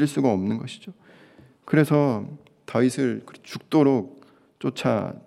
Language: Korean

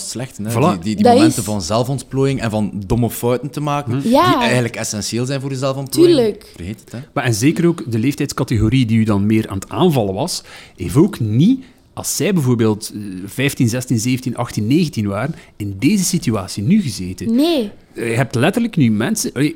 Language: Dutch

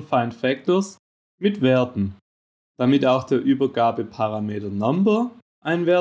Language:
German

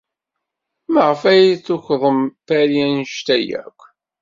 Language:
Kabyle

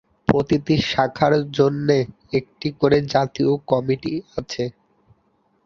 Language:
Bangla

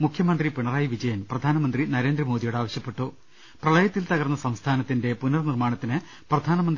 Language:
Malayalam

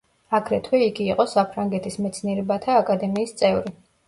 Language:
Georgian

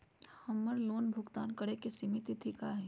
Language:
Magahi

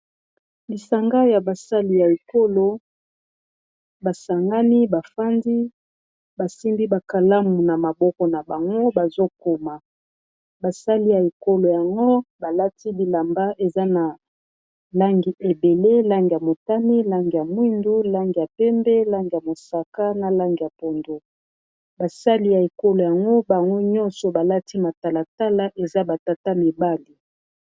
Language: Lingala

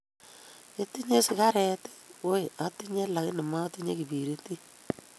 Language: Kalenjin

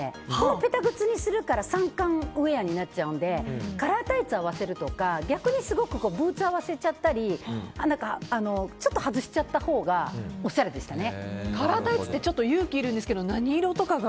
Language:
Japanese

